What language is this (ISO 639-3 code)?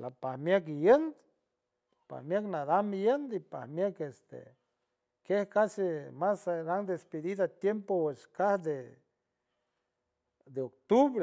hue